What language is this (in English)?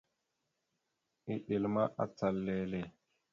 Mada (Cameroon)